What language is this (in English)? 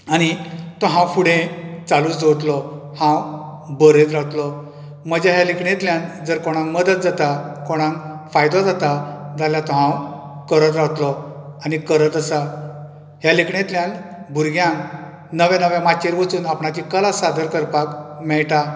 Konkani